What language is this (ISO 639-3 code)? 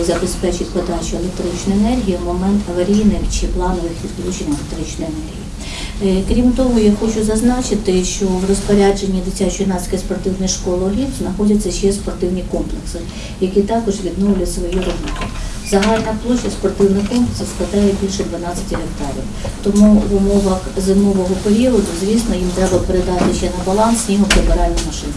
ukr